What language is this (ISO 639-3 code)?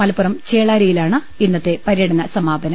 mal